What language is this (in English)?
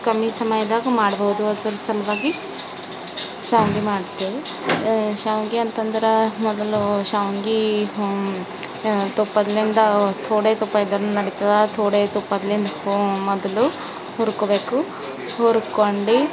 Kannada